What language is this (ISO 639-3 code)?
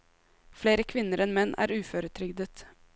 nor